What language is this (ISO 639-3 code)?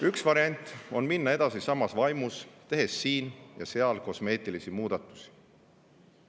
est